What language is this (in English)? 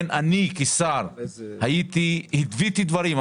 Hebrew